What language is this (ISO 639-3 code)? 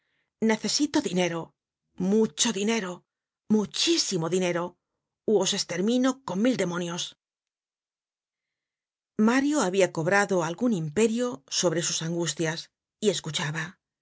spa